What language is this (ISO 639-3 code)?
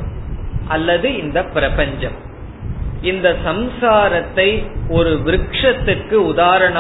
tam